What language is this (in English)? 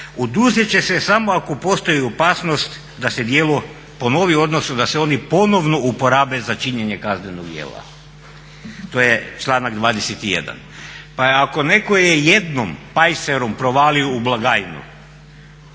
Croatian